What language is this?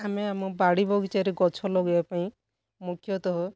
Odia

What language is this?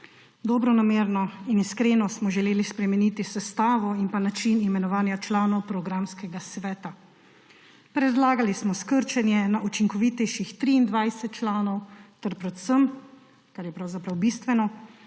Slovenian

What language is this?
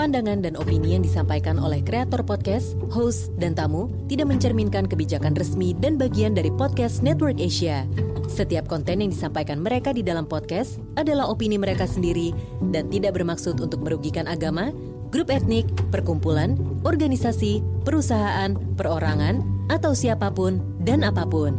Indonesian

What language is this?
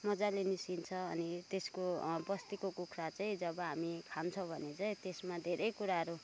Nepali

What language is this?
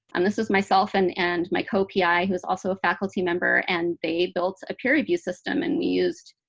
English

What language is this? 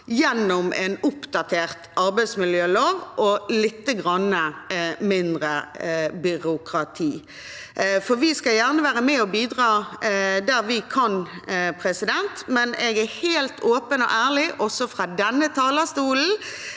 Norwegian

